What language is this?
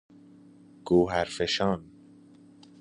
Persian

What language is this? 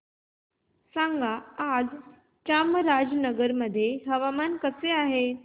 Marathi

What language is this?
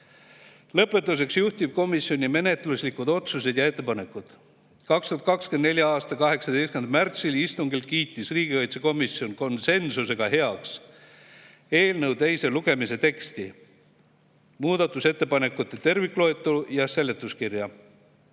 Estonian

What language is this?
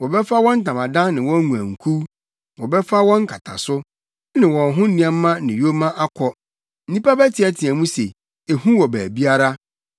Akan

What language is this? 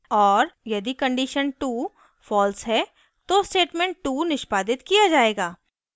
Hindi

